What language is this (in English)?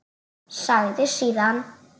Icelandic